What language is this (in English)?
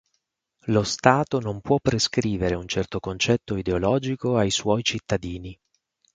Italian